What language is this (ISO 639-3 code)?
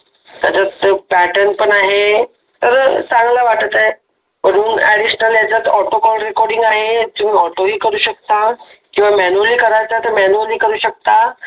mar